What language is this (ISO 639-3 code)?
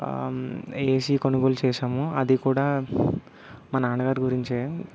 tel